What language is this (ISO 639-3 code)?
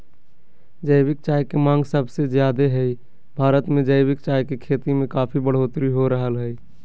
mag